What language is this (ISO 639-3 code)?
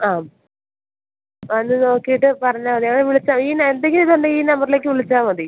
mal